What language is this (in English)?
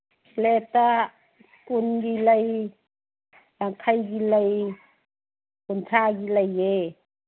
Manipuri